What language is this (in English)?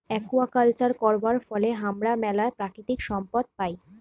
Bangla